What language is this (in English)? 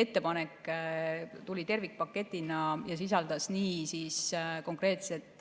Estonian